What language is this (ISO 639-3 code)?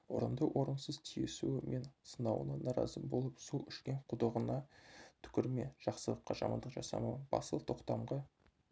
kaz